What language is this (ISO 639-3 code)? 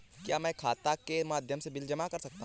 hin